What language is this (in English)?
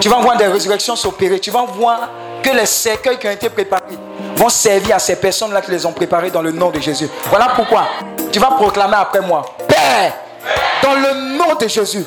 French